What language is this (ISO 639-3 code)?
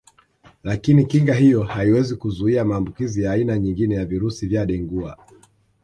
swa